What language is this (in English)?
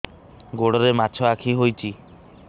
Odia